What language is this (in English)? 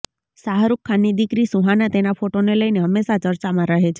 Gujarati